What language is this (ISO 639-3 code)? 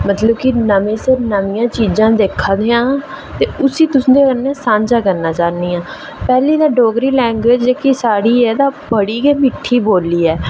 doi